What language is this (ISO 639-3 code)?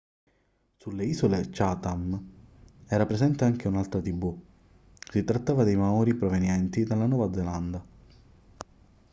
ita